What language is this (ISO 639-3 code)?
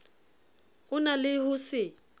sot